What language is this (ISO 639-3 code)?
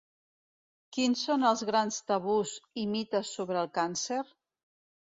cat